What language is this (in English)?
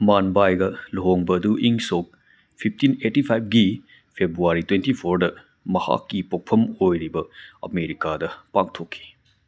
Manipuri